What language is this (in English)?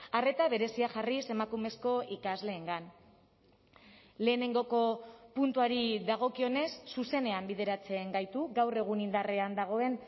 Basque